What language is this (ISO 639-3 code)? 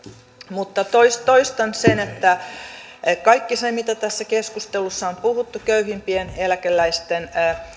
fin